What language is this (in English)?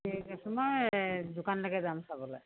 Assamese